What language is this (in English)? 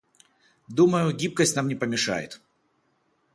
Russian